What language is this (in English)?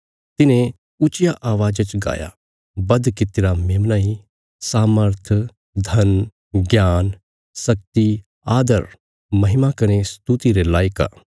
Bilaspuri